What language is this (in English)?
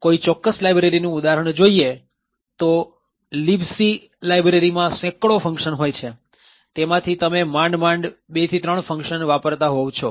Gujarati